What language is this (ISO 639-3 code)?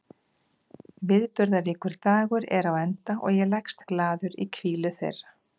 isl